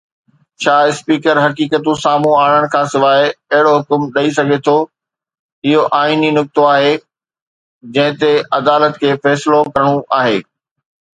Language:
Sindhi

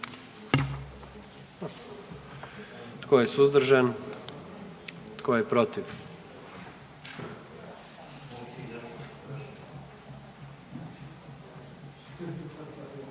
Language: Croatian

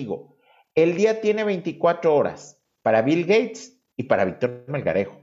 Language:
Spanish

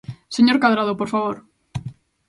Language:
Galician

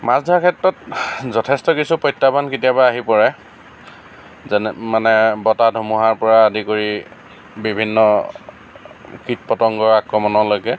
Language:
Assamese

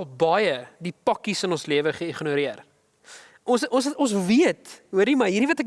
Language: Dutch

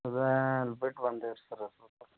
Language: Kannada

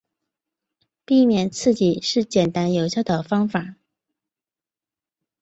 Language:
Chinese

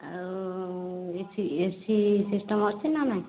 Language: Odia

